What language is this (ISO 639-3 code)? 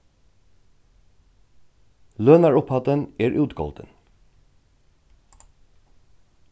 fao